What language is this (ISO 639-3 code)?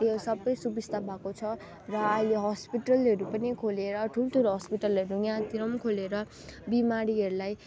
nep